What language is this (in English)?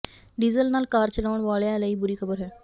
Punjabi